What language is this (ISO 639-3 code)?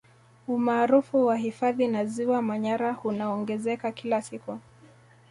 swa